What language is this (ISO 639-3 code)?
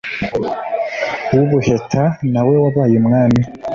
kin